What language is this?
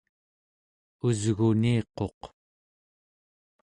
Central Yupik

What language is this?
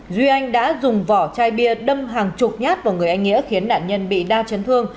Vietnamese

